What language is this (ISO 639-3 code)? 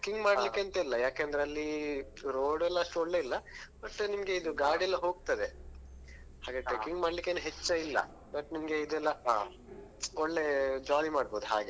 kan